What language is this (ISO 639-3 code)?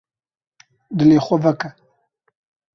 kur